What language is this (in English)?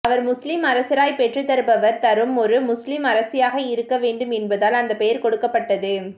Tamil